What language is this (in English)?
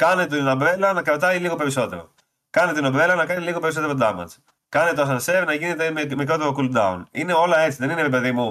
Greek